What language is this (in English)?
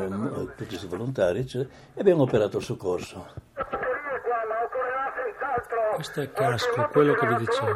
Italian